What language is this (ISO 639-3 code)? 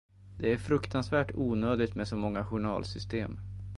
swe